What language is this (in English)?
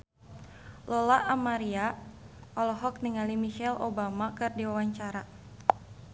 Sundanese